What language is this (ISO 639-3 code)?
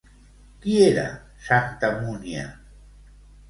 cat